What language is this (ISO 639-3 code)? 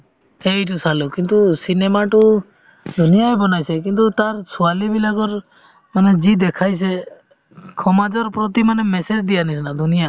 asm